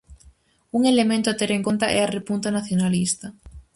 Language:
Galician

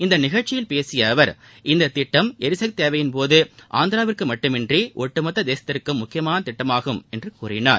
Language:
Tamil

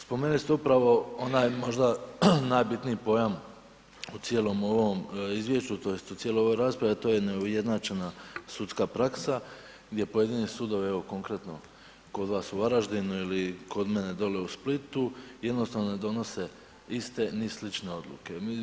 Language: Croatian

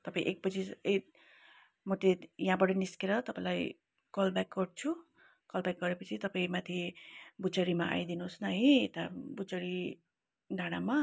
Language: Nepali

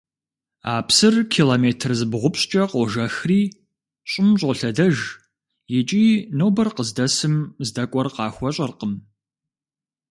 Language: Kabardian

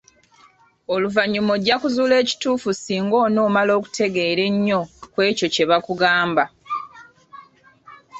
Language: Ganda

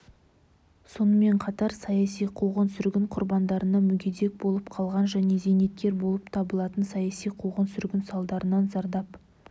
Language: Kazakh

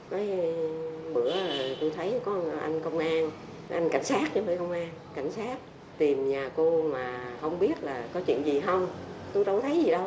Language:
Vietnamese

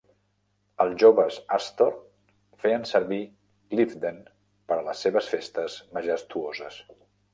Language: Catalan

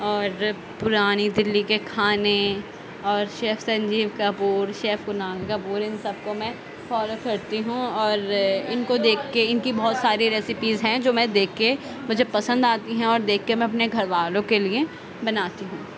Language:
Urdu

